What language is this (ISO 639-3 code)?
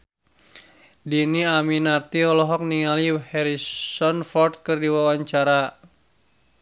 sun